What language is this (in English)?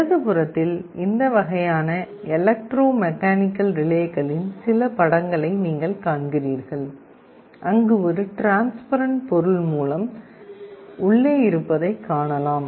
Tamil